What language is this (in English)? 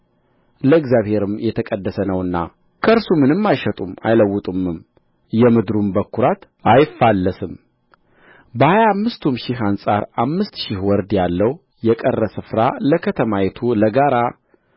Amharic